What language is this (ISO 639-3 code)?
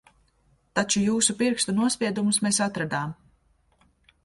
lav